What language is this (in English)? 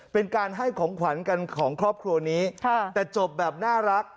Thai